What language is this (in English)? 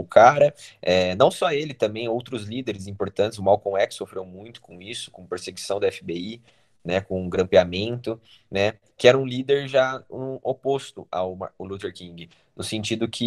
Portuguese